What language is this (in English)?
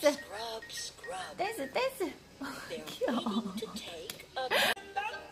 Korean